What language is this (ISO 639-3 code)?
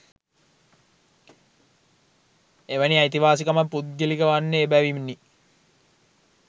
sin